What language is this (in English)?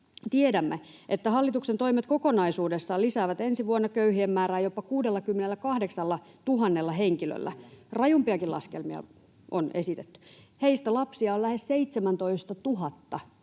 Finnish